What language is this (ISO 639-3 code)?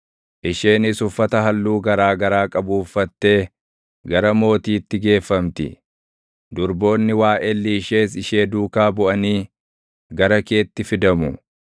orm